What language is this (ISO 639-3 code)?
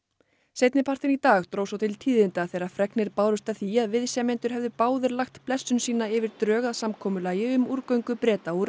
isl